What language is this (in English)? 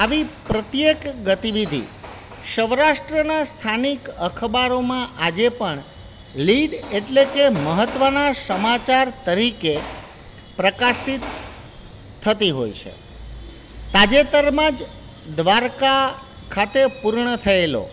Gujarati